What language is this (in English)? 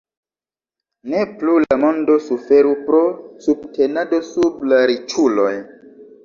Esperanto